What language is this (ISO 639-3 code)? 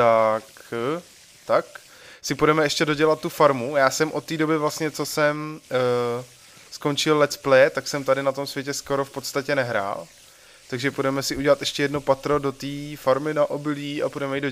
ces